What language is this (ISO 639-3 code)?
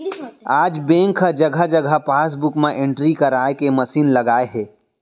hne